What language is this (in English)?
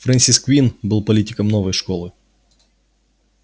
Russian